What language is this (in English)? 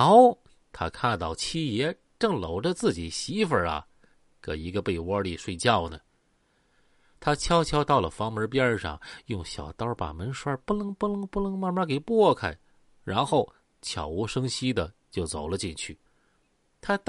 Chinese